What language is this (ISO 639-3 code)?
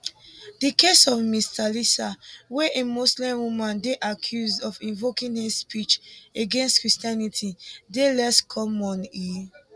pcm